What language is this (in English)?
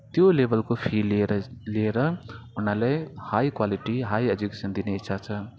Nepali